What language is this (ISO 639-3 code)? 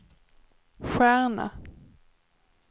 swe